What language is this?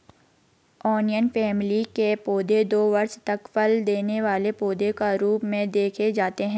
Hindi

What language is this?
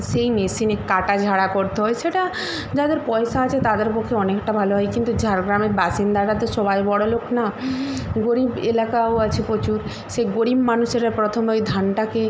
Bangla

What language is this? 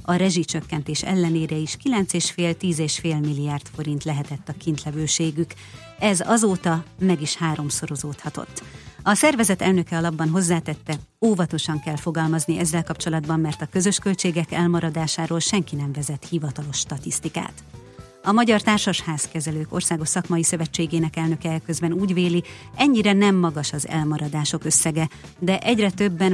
Hungarian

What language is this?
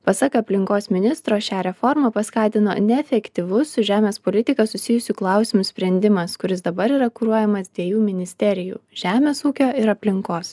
Lithuanian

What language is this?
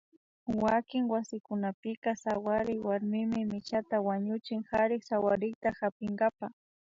Imbabura Highland Quichua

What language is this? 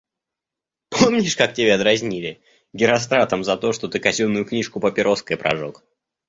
Russian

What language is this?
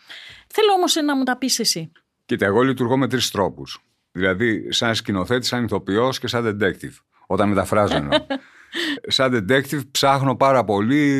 Greek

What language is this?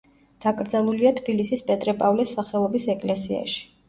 Georgian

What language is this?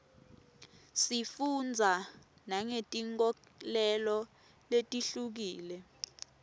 Swati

